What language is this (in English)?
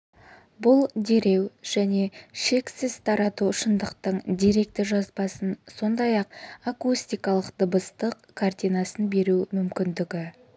Kazakh